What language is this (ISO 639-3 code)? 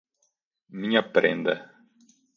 por